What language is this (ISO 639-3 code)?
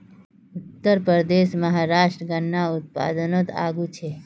mag